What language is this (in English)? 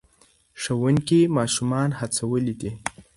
Pashto